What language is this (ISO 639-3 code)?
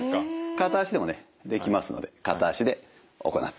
jpn